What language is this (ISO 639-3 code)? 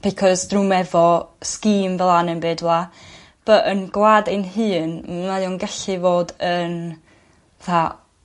cym